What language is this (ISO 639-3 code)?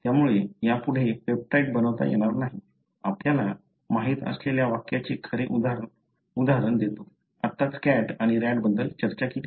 mar